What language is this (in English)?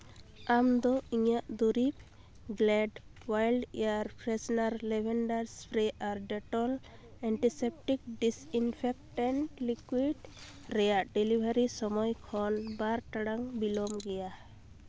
Santali